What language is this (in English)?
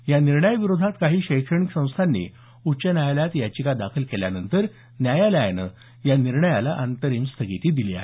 Marathi